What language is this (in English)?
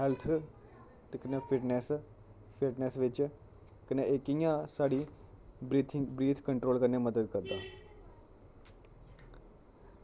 Dogri